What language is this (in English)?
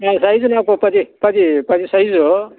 Telugu